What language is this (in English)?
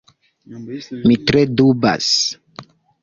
Esperanto